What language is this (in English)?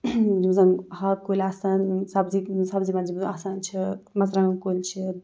Kashmiri